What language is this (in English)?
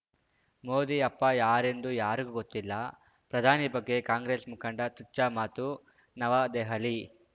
Kannada